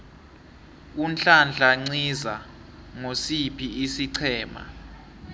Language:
South Ndebele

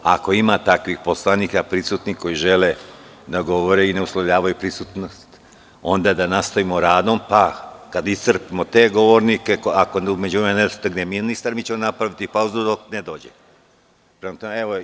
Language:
Serbian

